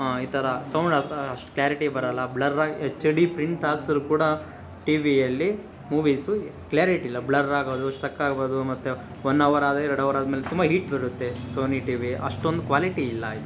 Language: Kannada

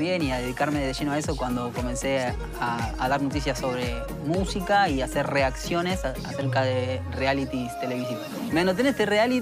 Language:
Spanish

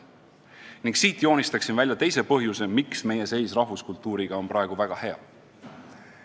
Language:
Estonian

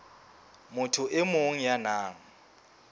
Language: Southern Sotho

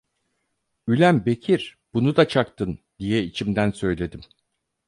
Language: Turkish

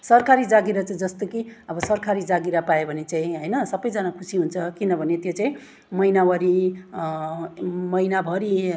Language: Nepali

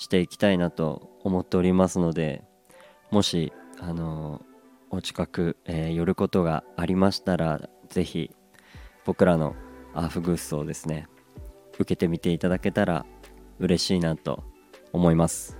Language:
Japanese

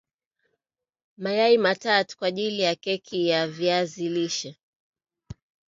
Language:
Swahili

